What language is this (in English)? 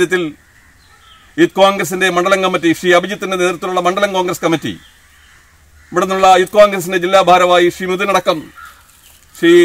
Hindi